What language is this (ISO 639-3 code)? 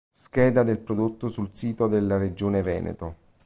ita